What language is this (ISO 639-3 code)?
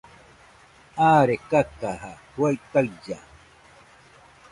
hux